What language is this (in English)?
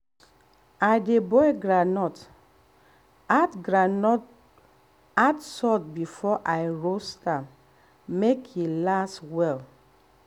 Nigerian Pidgin